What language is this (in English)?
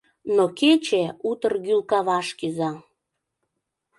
Mari